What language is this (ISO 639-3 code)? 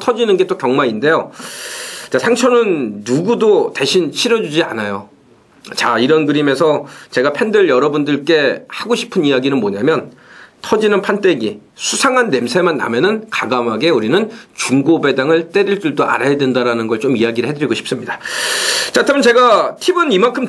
kor